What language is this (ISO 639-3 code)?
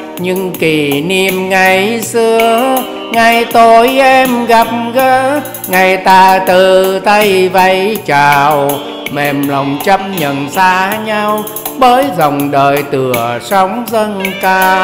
vie